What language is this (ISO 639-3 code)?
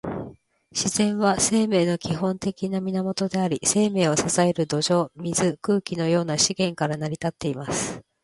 jpn